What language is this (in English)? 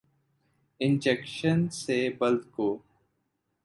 Urdu